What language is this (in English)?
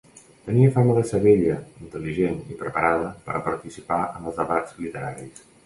Catalan